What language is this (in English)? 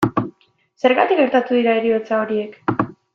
Basque